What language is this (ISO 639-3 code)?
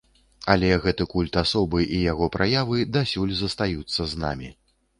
bel